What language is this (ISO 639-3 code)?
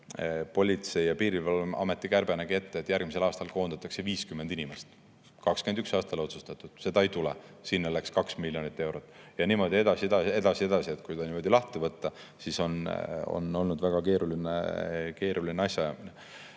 est